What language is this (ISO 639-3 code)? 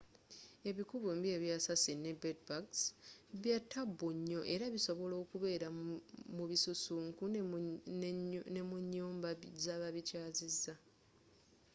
lug